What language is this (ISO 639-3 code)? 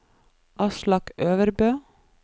nor